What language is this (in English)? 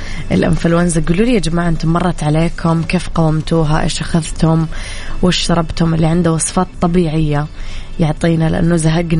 Arabic